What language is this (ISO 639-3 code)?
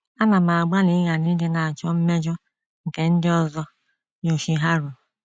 ibo